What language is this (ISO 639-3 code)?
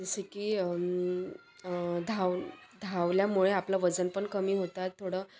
mar